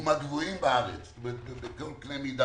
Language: Hebrew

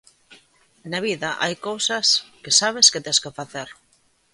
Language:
Galician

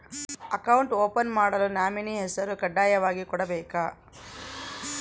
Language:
Kannada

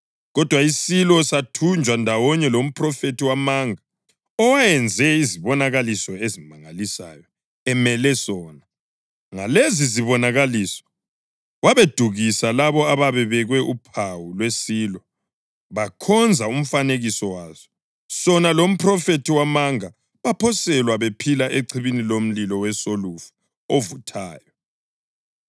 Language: North Ndebele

